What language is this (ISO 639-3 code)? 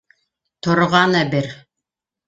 bak